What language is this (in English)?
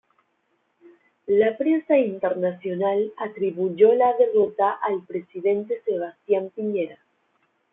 Spanish